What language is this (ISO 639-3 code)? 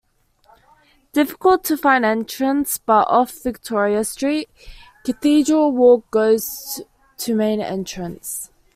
eng